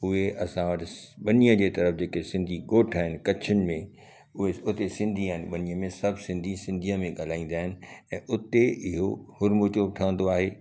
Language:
Sindhi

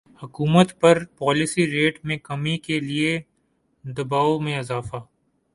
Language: Urdu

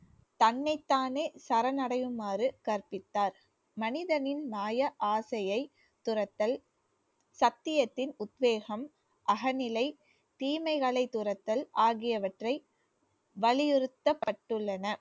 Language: Tamil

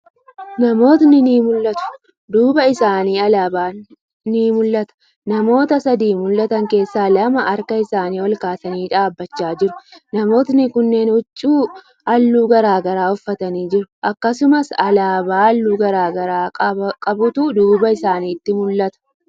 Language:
Oromo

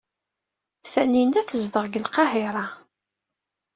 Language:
Kabyle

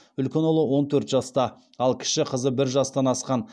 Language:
Kazakh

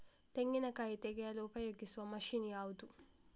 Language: Kannada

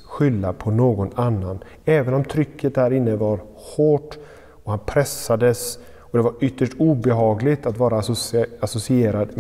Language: Swedish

